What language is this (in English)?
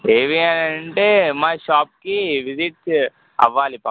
Telugu